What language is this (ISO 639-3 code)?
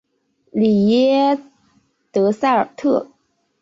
zho